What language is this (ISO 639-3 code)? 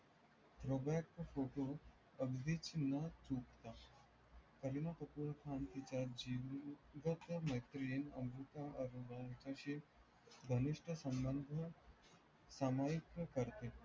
mar